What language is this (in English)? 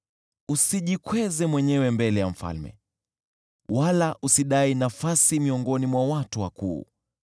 Swahili